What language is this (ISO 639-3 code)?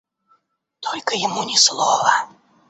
rus